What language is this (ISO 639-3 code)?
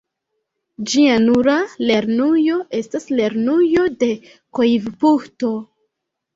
epo